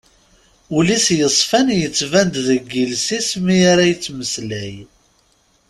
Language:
Kabyle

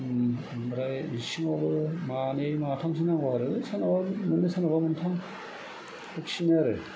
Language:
Bodo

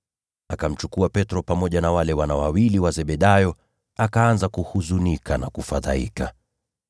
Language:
Swahili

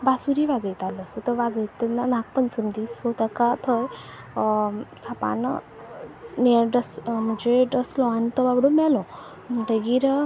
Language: Konkani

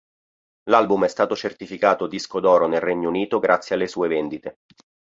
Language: Italian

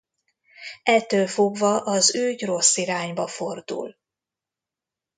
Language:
Hungarian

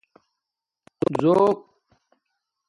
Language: Domaaki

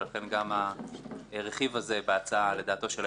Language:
Hebrew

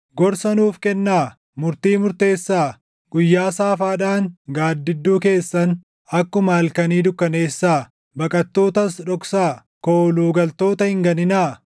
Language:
Oromo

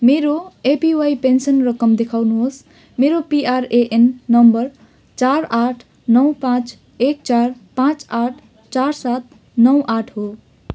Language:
Nepali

